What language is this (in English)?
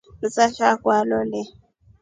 Rombo